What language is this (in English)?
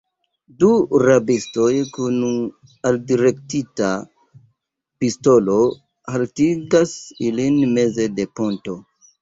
Esperanto